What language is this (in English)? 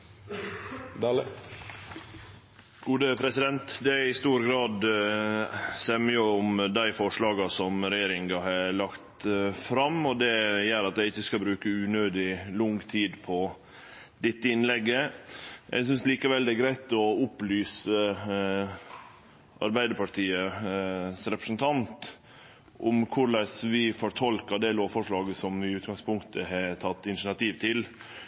Norwegian Nynorsk